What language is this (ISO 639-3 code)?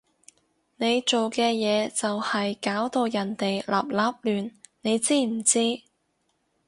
yue